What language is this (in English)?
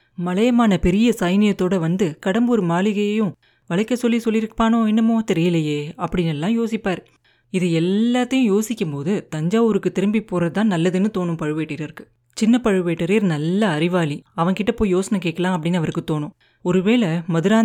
Tamil